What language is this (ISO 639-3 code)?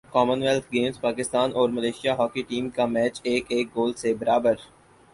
urd